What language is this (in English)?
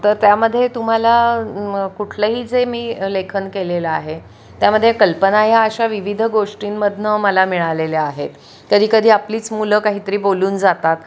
Marathi